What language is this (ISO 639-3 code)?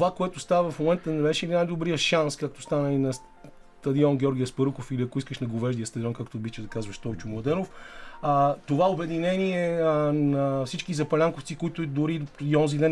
bul